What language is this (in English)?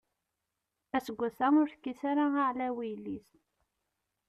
Kabyle